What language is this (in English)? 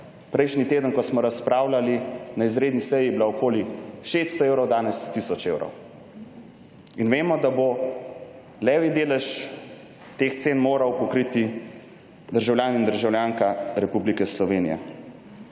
Slovenian